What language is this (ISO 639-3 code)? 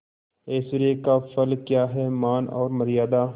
hin